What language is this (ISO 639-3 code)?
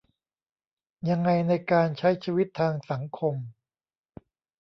tha